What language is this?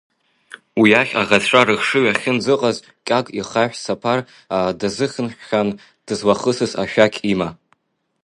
Abkhazian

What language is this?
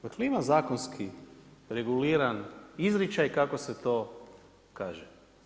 Croatian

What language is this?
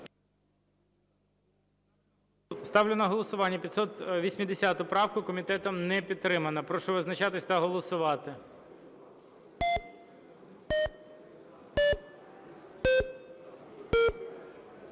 Ukrainian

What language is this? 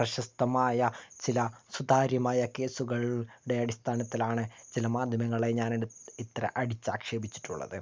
Malayalam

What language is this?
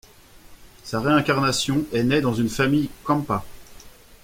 French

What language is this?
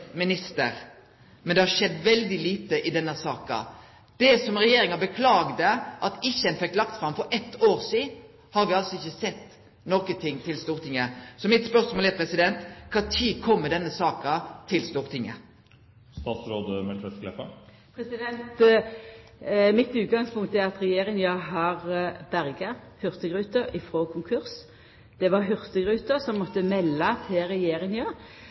Norwegian Nynorsk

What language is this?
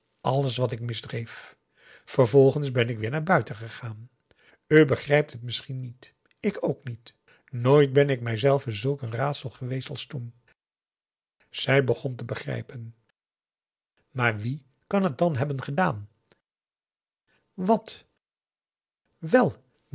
Dutch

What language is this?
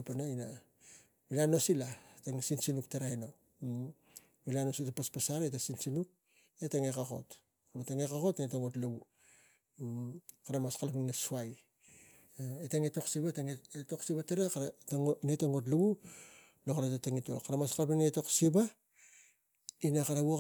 Tigak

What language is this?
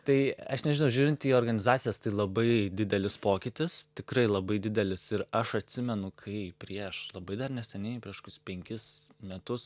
Lithuanian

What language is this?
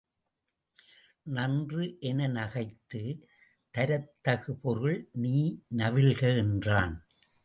Tamil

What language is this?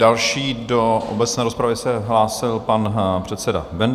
Czech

